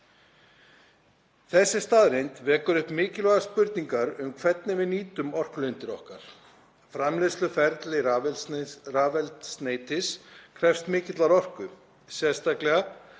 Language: Icelandic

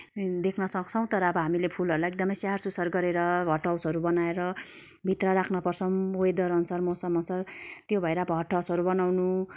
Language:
Nepali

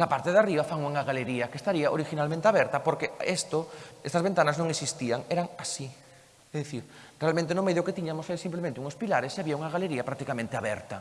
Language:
Spanish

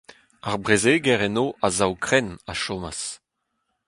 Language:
Breton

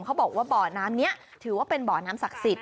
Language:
Thai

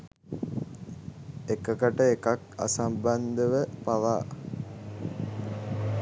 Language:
Sinhala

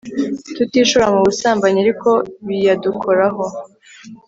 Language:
Kinyarwanda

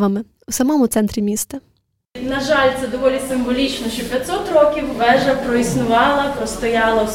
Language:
Ukrainian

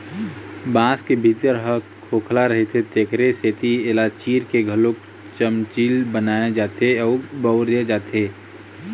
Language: Chhattisgarhi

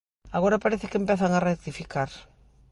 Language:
Galician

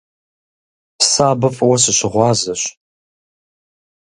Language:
Kabardian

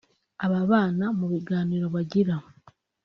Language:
Kinyarwanda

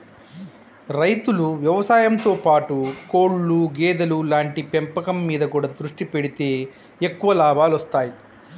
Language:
Telugu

